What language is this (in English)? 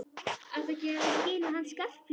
Icelandic